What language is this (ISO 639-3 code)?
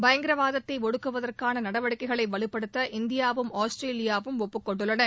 tam